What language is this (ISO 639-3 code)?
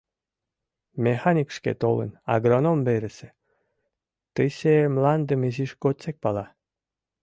chm